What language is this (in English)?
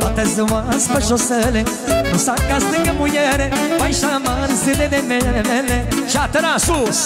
Romanian